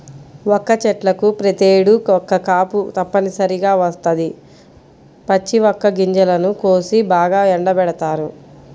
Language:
Telugu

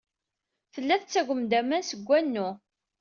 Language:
Kabyle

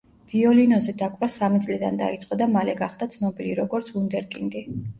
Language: Georgian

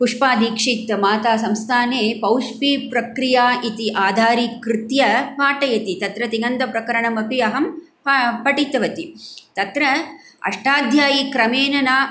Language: Sanskrit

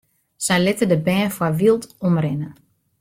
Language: Western Frisian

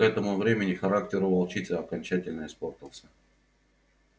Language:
Russian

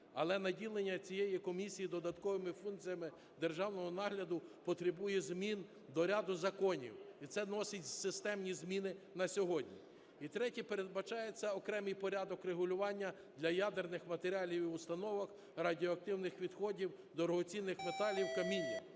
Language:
Ukrainian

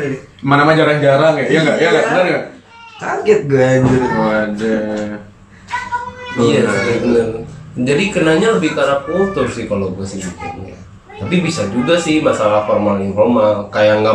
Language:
Indonesian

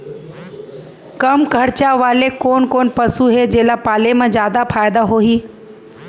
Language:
Chhattisgarhi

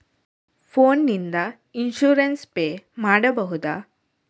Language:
Kannada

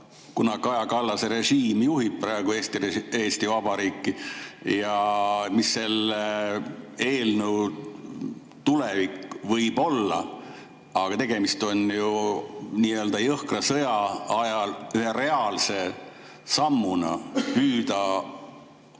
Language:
Estonian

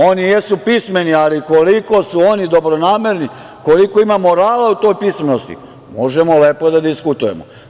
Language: Serbian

